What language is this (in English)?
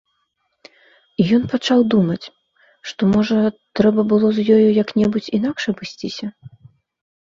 Belarusian